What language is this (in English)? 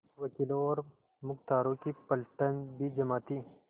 Hindi